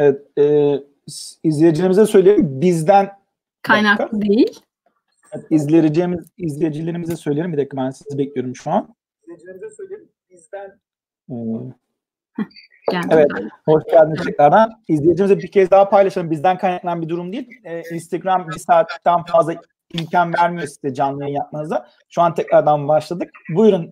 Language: Turkish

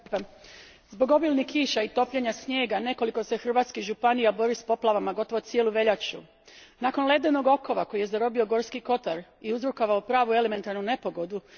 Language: Croatian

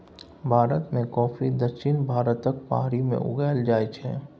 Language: Maithili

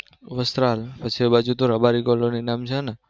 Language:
Gujarati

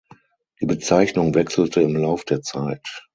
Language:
German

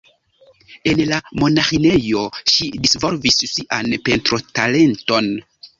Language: Esperanto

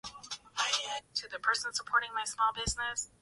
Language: Swahili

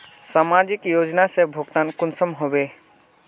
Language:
Magahi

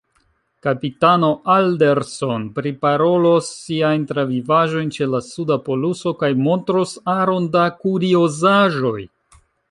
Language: Esperanto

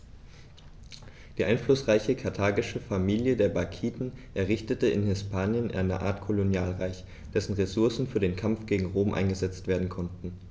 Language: German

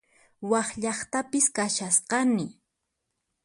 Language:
Puno Quechua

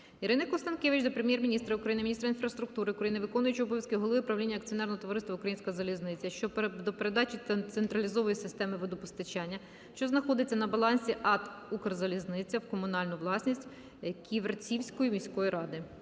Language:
Ukrainian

